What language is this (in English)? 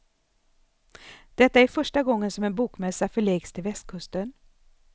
Swedish